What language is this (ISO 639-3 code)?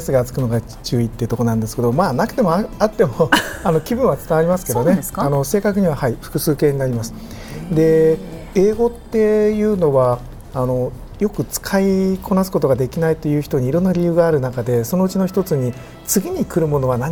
jpn